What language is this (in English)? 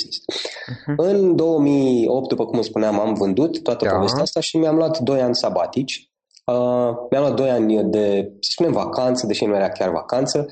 Romanian